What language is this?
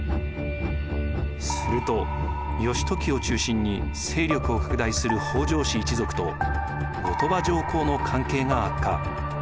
Japanese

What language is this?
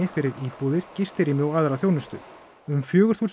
Icelandic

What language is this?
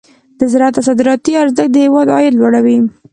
Pashto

